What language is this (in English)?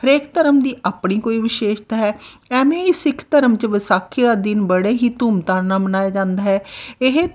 Punjabi